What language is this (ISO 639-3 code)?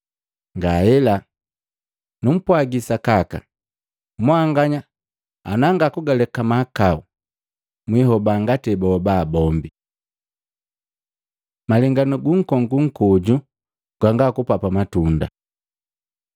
mgv